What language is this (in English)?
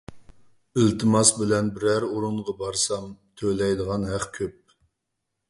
Uyghur